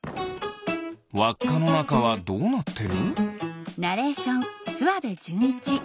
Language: Japanese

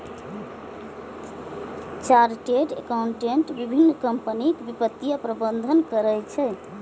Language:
Maithili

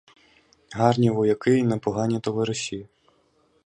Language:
Ukrainian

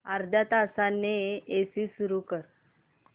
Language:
Marathi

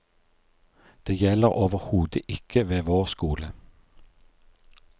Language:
Norwegian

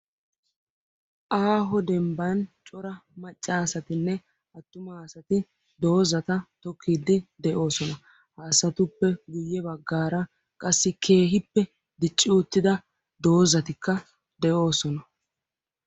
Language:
Wolaytta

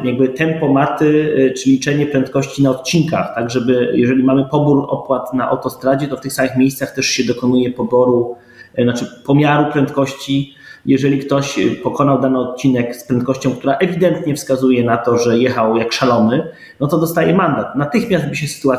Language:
Polish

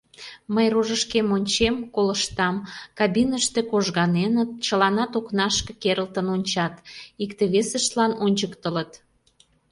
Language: Mari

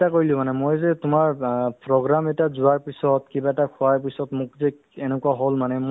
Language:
Assamese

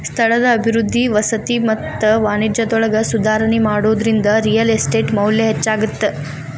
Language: Kannada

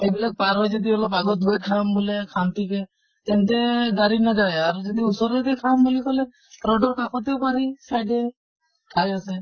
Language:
Assamese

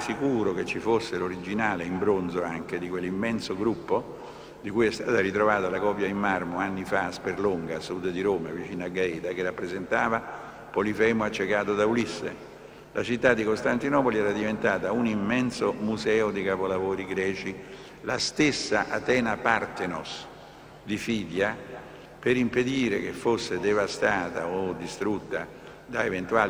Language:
Italian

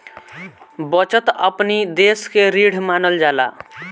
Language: Bhojpuri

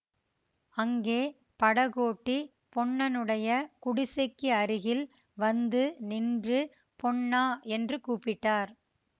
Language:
Tamil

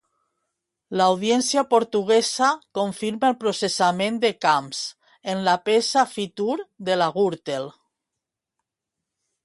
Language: Catalan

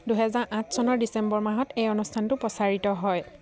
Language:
Assamese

